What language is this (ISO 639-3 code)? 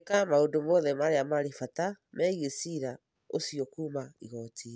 kik